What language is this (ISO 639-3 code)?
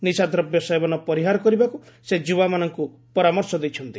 ori